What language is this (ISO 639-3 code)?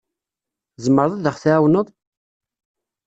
kab